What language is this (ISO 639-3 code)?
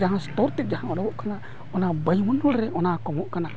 sat